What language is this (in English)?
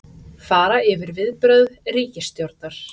Icelandic